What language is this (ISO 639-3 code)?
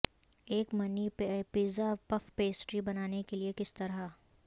urd